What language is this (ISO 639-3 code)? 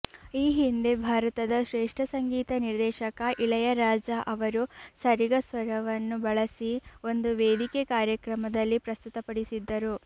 kan